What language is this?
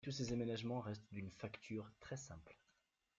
French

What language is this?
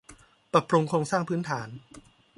Thai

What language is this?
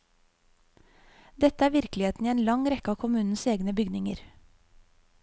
Norwegian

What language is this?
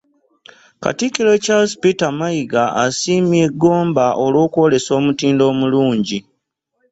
Ganda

